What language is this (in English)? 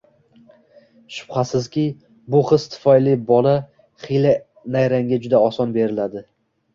Uzbek